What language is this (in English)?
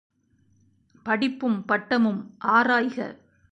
Tamil